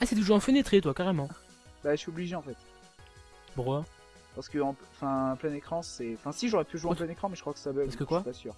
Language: French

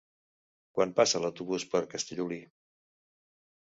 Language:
Catalan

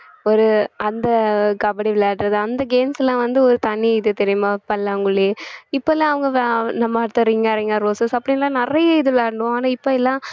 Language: Tamil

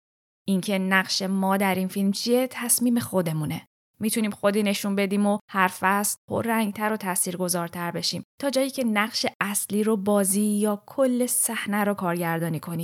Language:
Persian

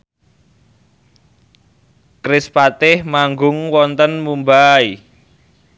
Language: Javanese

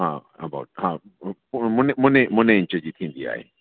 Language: Sindhi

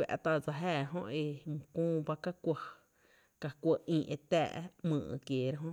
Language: Tepinapa Chinantec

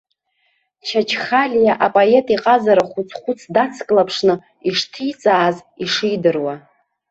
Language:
Abkhazian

